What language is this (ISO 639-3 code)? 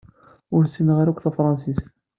kab